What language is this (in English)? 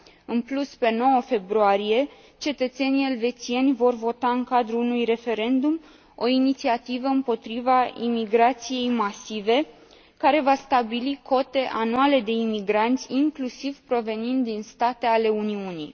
Romanian